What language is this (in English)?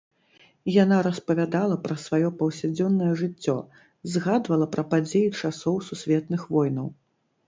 Belarusian